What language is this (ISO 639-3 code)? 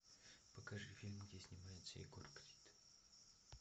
rus